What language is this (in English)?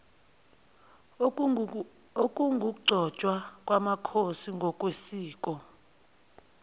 Zulu